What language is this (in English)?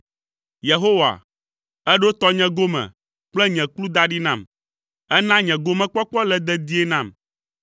Ewe